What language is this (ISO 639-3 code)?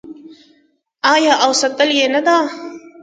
pus